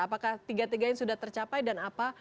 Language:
Indonesian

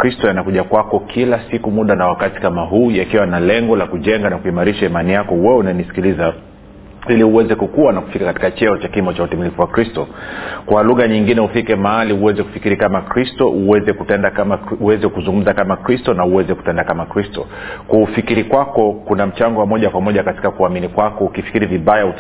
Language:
Swahili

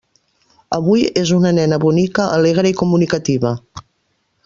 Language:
Catalan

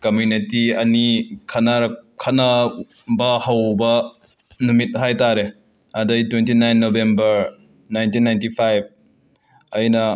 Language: Manipuri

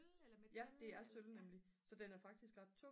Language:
Danish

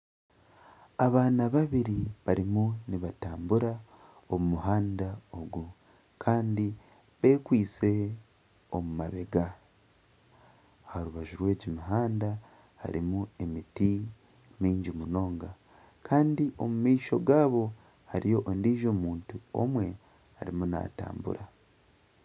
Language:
Nyankole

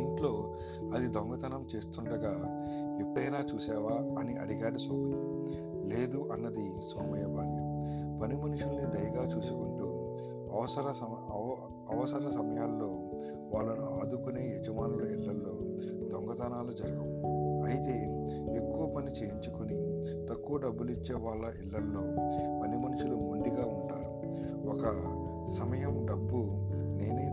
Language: Telugu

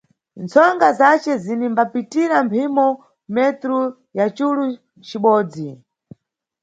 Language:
Nyungwe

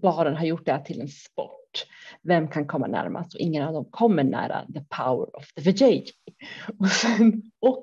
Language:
Swedish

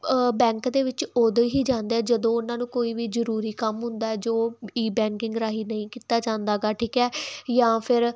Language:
Punjabi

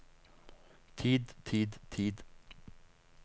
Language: Norwegian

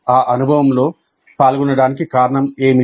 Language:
Telugu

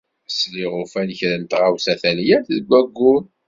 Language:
Kabyle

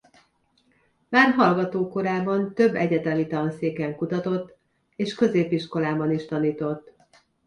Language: Hungarian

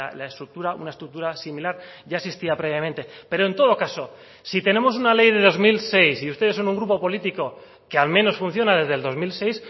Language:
Spanish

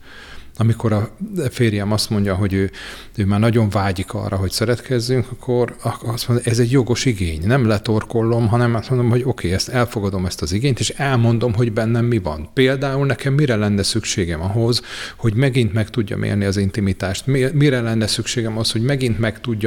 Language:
Hungarian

